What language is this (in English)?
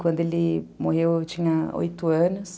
Portuguese